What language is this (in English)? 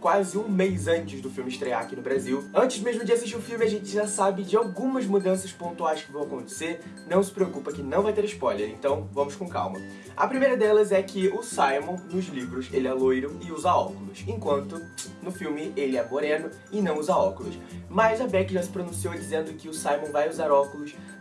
Portuguese